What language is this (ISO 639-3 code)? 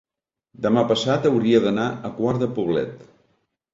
cat